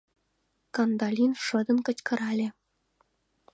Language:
Mari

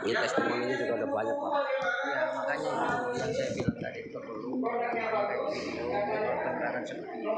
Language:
Indonesian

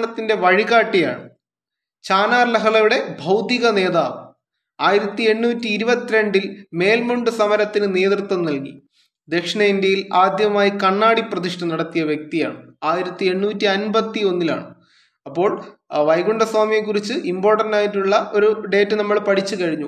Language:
Malayalam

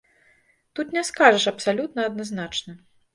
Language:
Belarusian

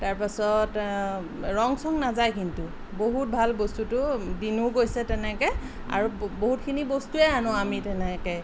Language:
Assamese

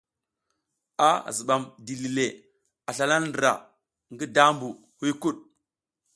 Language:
South Giziga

